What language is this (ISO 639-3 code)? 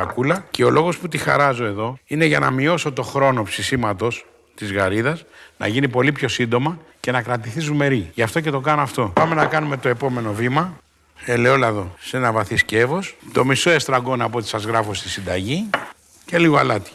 ell